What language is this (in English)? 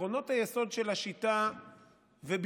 Hebrew